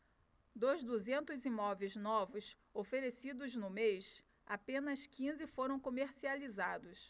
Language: Portuguese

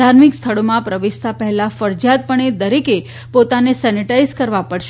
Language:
Gujarati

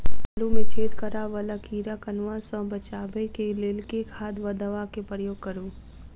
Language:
Maithili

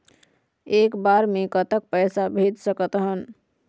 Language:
Chhattisgarhi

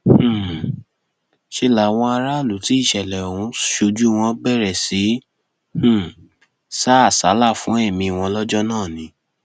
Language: Yoruba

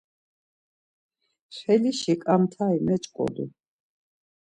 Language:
Laz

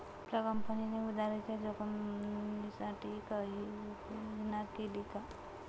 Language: Marathi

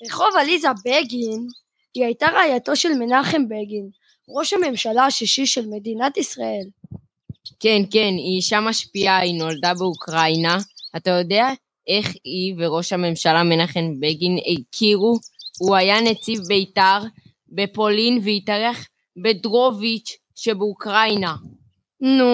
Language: Hebrew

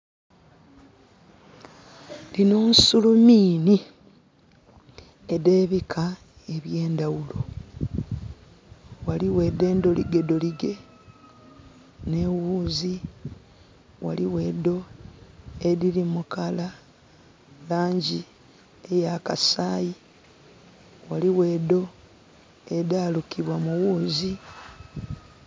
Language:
Soga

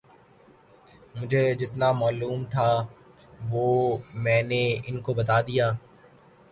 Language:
Urdu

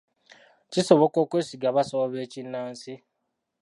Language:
Ganda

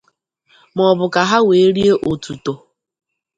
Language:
Igbo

